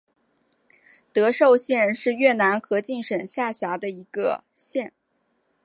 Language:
Chinese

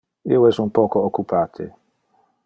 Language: Interlingua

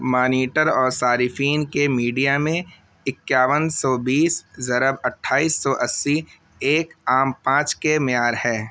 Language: Urdu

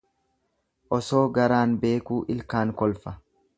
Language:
Oromo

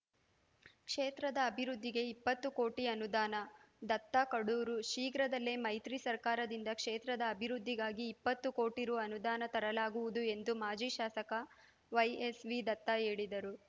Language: Kannada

